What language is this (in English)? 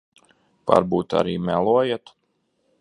Latvian